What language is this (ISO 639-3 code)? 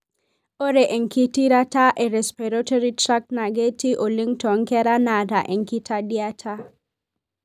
mas